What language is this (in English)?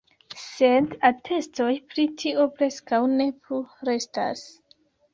Esperanto